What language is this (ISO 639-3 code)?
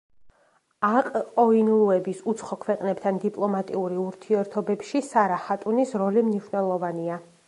kat